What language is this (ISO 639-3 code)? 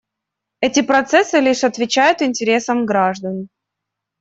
rus